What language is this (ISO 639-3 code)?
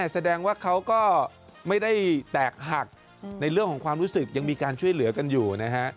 tha